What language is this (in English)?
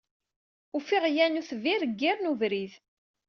Kabyle